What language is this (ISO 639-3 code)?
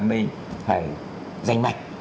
vie